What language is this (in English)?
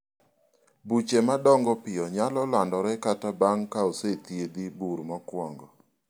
Luo (Kenya and Tanzania)